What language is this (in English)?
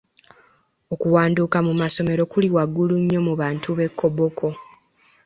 Ganda